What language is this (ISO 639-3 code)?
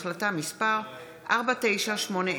heb